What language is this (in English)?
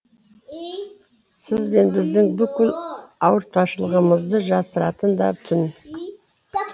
Kazakh